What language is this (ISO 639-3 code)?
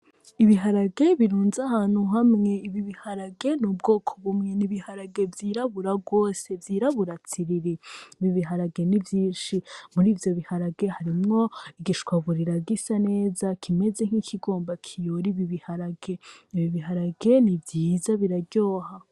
run